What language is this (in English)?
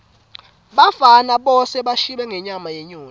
Swati